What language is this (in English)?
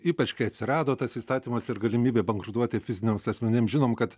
Lithuanian